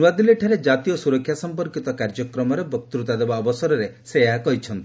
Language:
Odia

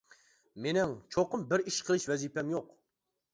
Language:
Uyghur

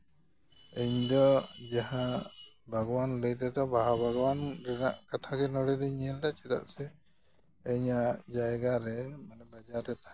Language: Santali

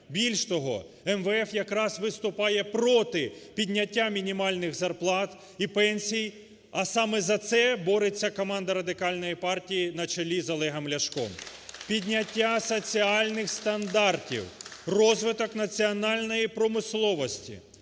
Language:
Ukrainian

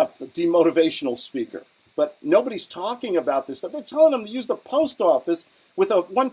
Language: English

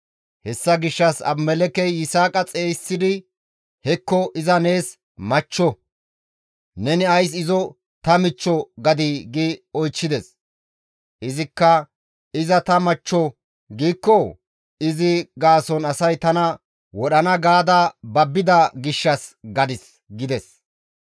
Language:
Gamo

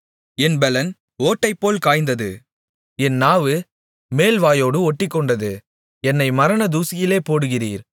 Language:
Tamil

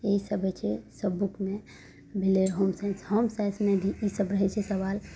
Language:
Maithili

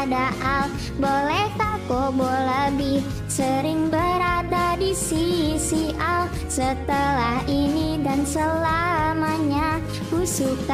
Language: Indonesian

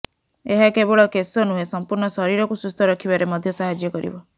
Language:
Odia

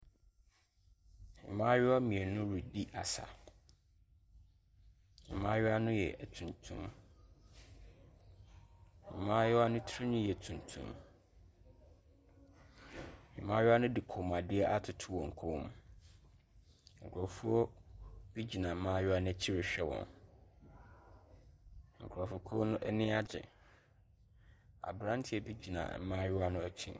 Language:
Akan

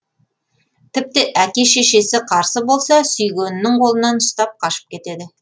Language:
Kazakh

